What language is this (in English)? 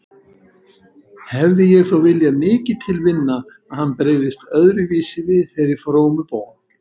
Icelandic